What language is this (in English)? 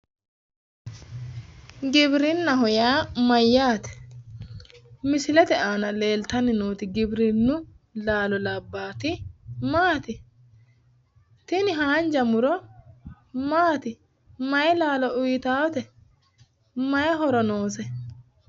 Sidamo